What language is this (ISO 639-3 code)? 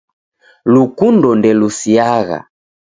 dav